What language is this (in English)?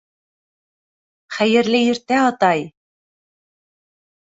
Bashkir